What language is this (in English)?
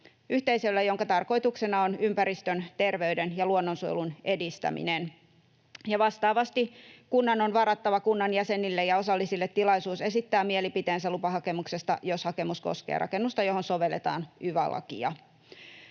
Finnish